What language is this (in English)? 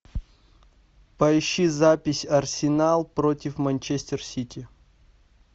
Russian